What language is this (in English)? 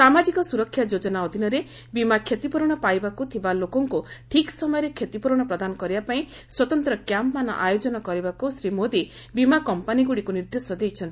Odia